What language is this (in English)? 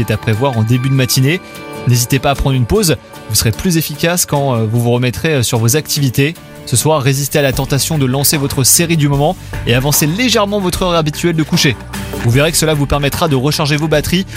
French